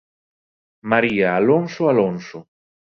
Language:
Galician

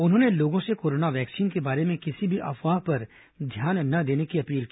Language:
Hindi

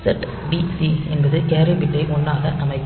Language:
Tamil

